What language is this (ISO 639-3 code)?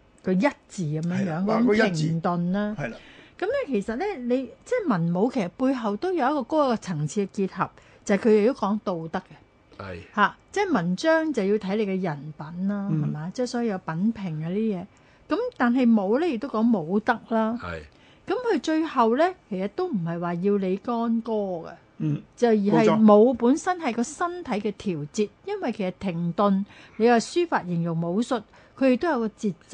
zho